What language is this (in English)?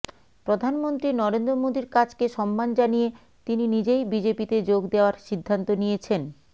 Bangla